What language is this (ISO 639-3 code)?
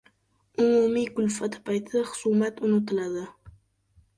uzb